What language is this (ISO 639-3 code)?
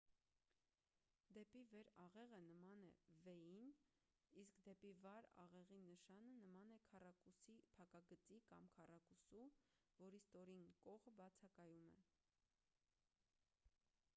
hye